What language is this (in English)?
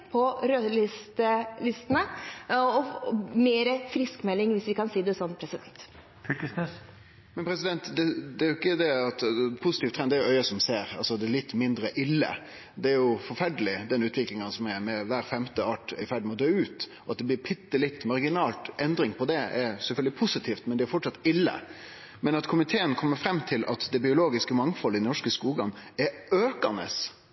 Norwegian